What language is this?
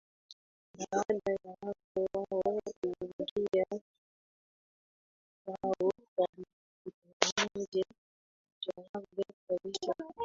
Swahili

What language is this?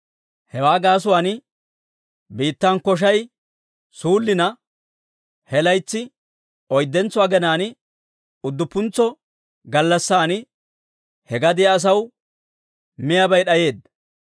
Dawro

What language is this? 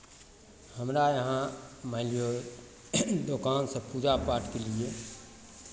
Maithili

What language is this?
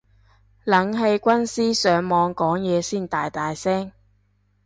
Cantonese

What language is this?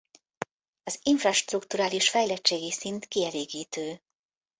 Hungarian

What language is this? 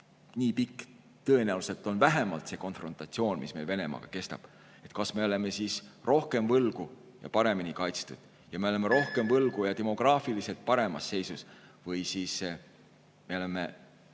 Estonian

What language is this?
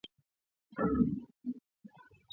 Swahili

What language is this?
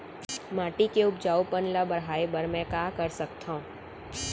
Chhattisgarhi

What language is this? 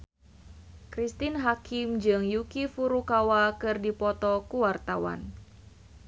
Sundanese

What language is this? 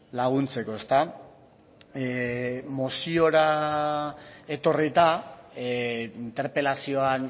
Basque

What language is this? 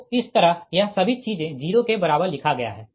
Hindi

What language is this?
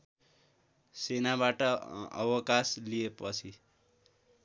Nepali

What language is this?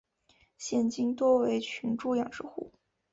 Chinese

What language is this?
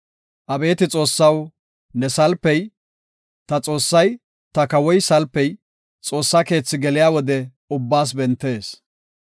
Gofa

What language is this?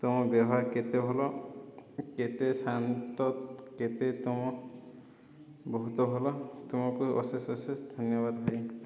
Odia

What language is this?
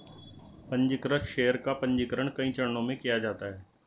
Hindi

